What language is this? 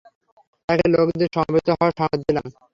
Bangla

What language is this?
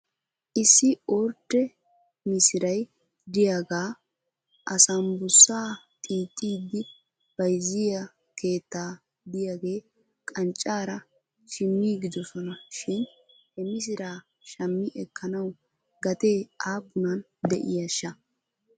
Wolaytta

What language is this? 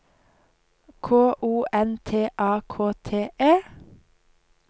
Norwegian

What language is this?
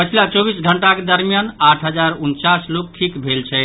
Maithili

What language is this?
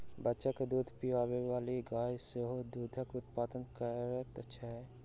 Maithili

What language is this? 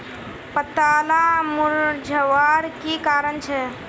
Magahi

